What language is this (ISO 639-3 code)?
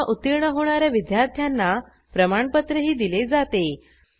mar